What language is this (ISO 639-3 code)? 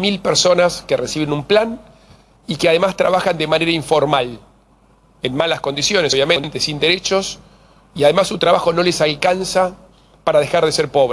spa